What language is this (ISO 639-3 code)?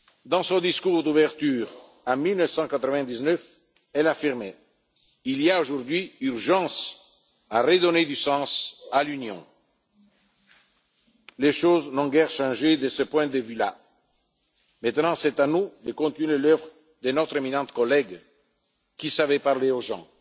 fra